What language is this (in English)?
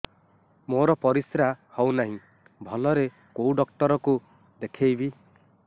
Odia